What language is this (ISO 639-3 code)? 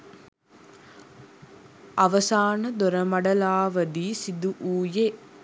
sin